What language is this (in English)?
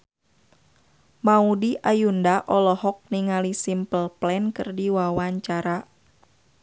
Sundanese